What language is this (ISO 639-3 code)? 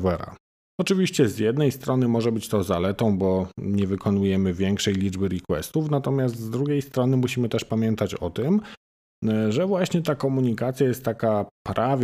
pol